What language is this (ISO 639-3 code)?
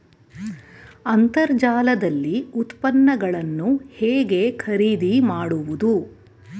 kan